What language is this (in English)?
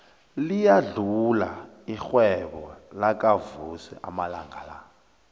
South Ndebele